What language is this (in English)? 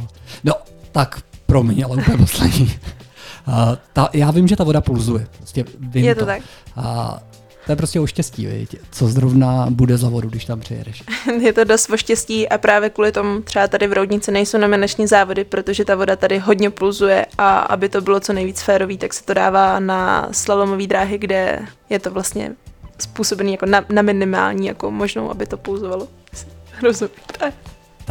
Czech